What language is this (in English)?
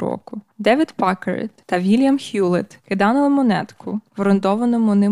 Ukrainian